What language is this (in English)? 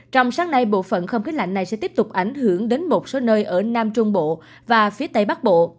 Vietnamese